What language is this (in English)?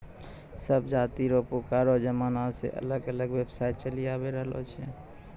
Maithili